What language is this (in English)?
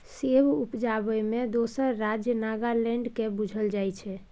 Maithili